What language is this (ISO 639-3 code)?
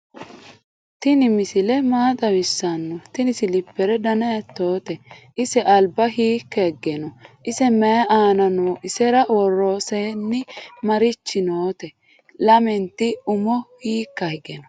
sid